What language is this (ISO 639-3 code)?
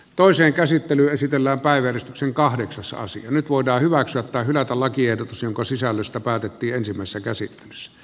fin